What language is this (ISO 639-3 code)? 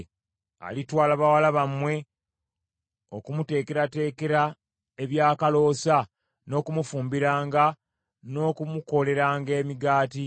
lug